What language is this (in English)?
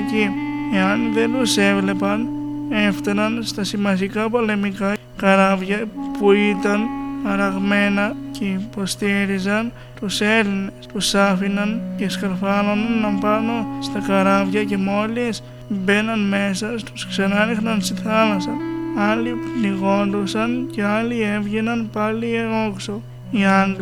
Greek